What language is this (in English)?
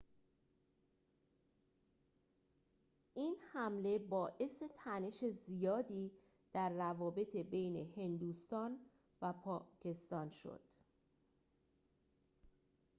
Persian